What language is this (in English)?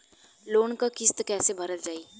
Bhojpuri